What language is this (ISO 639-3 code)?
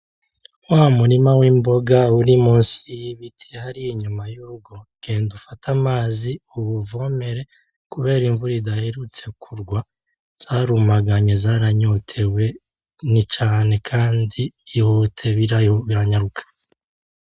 run